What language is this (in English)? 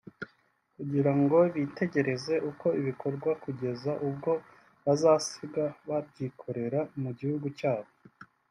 Kinyarwanda